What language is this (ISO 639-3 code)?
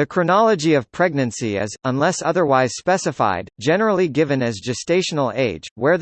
eng